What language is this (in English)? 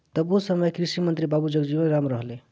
Bhojpuri